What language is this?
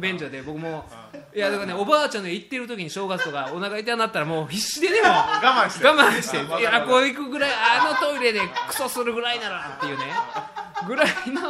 Japanese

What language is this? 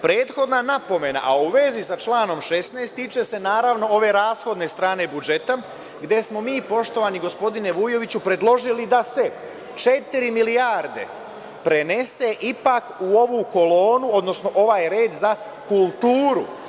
Serbian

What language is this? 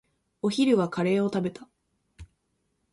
Japanese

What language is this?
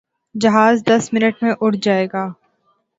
Urdu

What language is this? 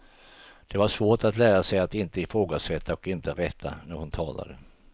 Swedish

